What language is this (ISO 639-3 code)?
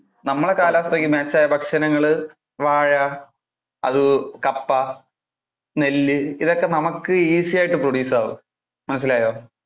mal